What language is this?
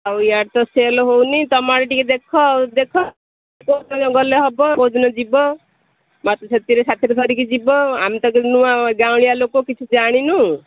Odia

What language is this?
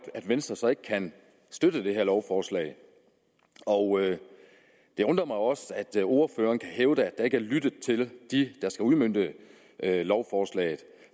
Danish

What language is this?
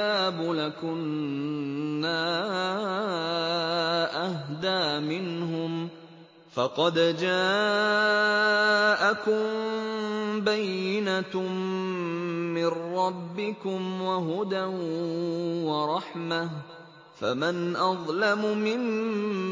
Arabic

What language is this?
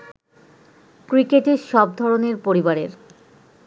Bangla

